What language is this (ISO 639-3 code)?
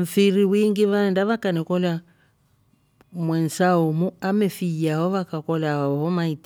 rof